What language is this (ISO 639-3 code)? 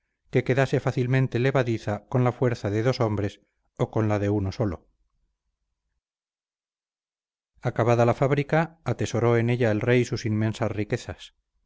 spa